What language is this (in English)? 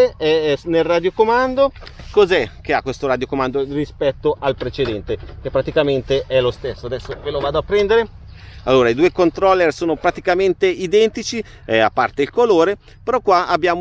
Italian